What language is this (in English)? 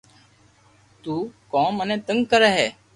Loarki